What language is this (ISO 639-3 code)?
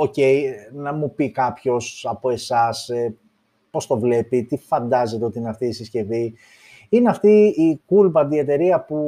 ell